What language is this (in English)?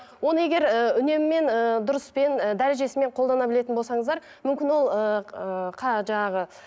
Kazakh